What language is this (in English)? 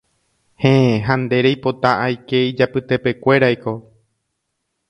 Guarani